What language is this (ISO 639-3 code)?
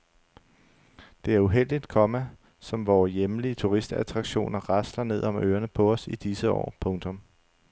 dan